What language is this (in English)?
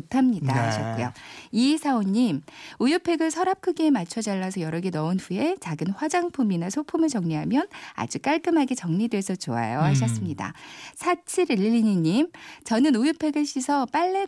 Korean